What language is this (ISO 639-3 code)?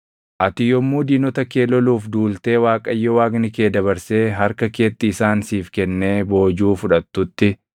orm